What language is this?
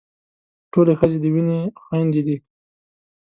Pashto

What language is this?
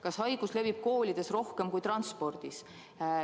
Estonian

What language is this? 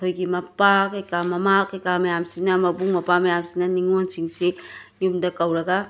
Manipuri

